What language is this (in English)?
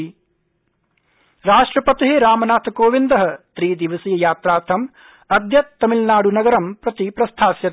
Sanskrit